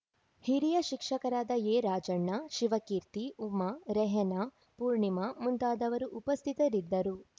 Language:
Kannada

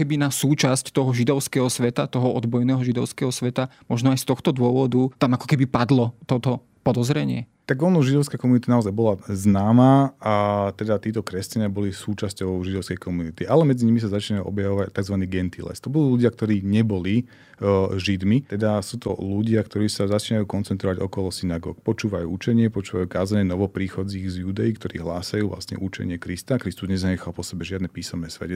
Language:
Slovak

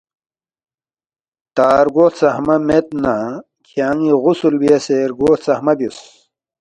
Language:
Balti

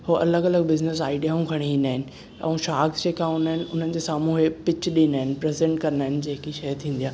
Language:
Sindhi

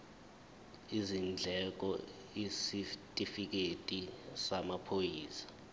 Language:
Zulu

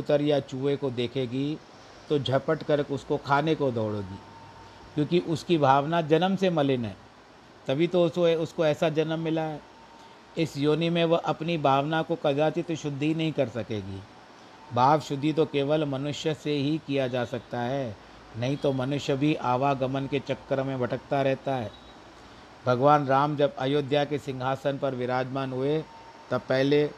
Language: Hindi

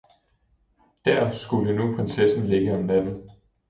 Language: Danish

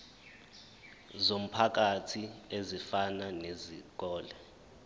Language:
Zulu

